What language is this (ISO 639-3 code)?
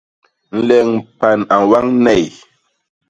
bas